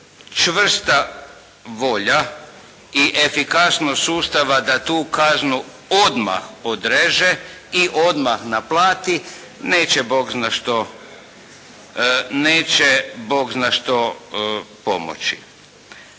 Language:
Croatian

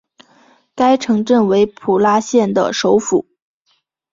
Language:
Chinese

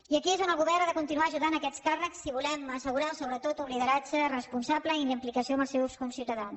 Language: Catalan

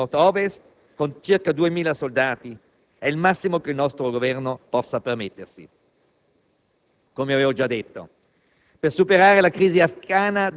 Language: Italian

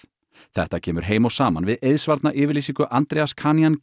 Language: Icelandic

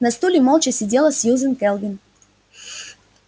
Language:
Russian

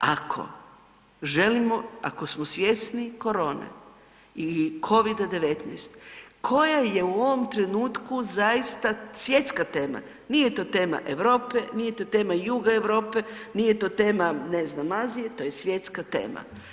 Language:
Croatian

